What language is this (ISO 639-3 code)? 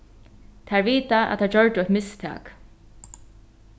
fao